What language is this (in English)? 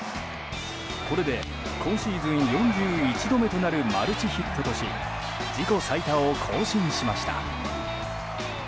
Japanese